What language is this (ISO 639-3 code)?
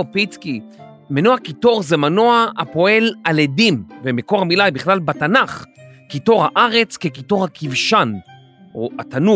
heb